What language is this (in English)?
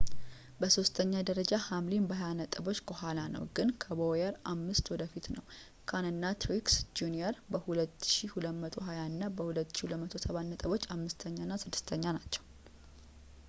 Amharic